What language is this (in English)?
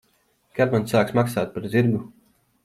Latvian